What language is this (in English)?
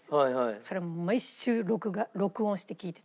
Japanese